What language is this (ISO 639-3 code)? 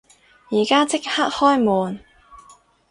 yue